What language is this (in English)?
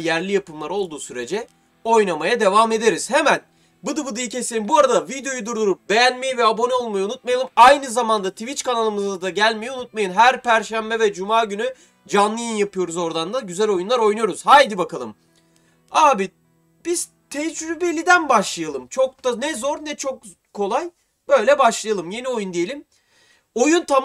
Turkish